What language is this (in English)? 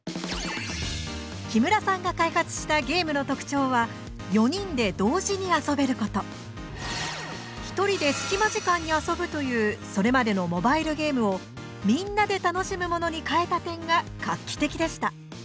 Japanese